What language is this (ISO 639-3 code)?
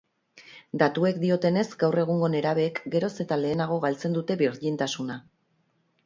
eus